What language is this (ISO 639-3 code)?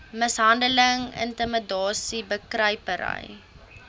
afr